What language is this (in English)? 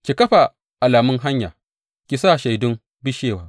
Hausa